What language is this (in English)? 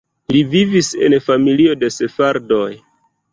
Esperanto